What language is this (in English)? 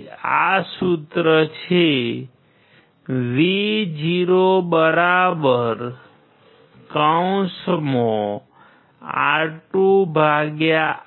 Gujarati